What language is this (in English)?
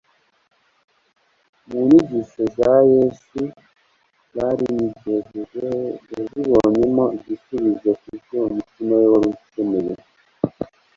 Kinyarwanda